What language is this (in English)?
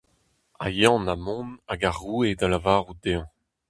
Breton